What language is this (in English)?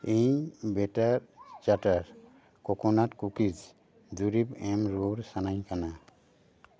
Santali